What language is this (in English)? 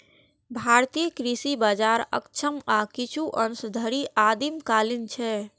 Maithili